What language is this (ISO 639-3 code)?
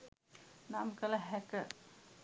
sin